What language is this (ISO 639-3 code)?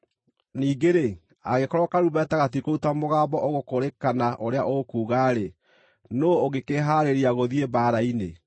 kik